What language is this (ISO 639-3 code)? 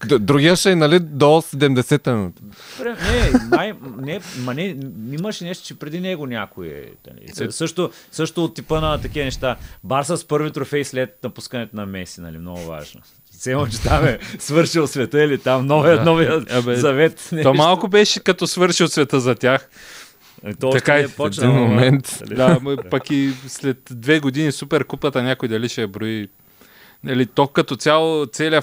bul